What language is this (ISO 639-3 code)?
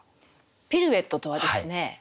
jpn